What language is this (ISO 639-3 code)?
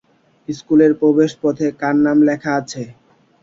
ben